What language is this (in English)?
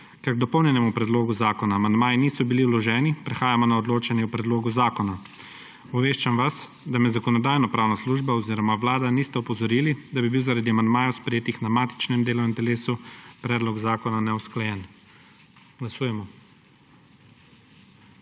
Slovenian